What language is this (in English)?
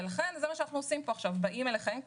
Hebrew